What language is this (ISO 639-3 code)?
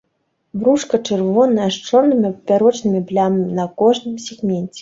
bel